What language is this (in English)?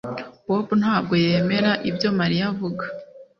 Kinyarwanda